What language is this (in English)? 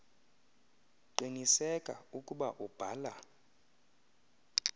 Xhosa